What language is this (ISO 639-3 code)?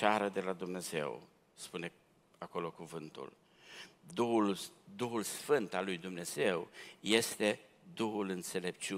ron